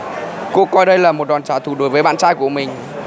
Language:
Vietnamese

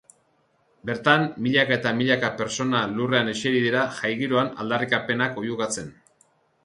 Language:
Basque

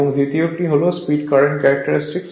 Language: Bangla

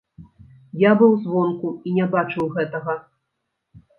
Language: Belarusian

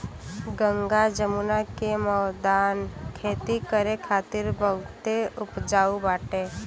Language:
Bhojpuri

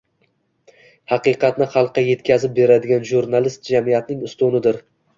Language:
Uzbek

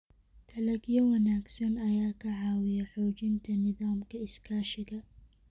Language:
Somali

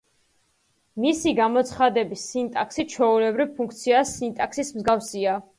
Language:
Georgian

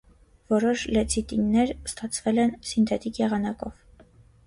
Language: Armenian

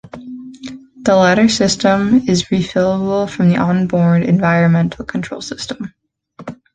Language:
English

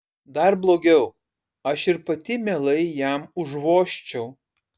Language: Lithuanian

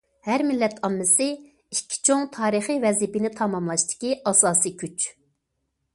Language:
Uyghur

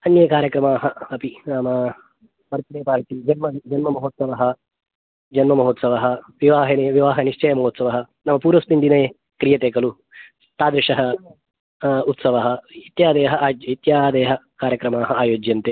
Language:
Sanskrit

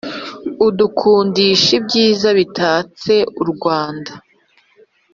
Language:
Kinyarwanda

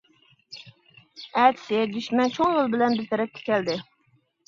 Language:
Uyghur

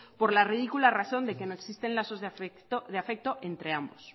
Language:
Spanish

